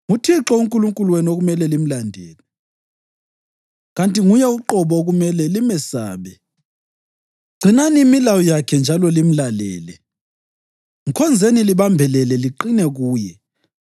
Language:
North Ndebele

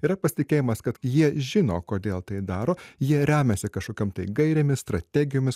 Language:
Lithuanian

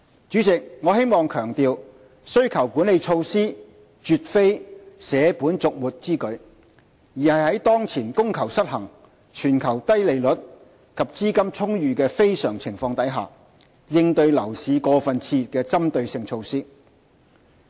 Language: Cantonese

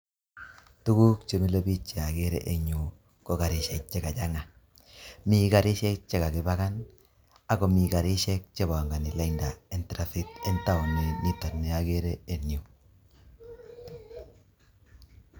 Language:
Kalenjin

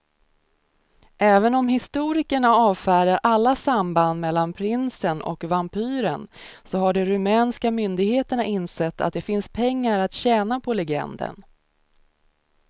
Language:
Swedish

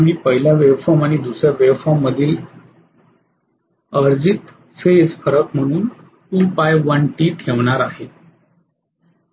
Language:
Marathi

